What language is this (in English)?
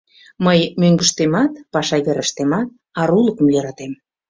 Mari